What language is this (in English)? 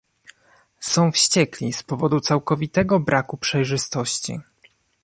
Polish